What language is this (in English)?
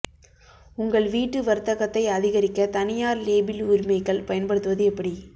Tamil